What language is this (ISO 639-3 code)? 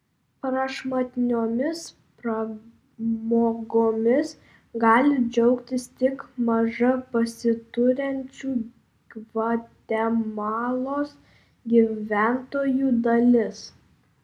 lit